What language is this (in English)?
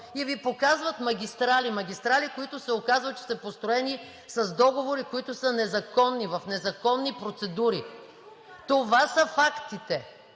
Bulgarian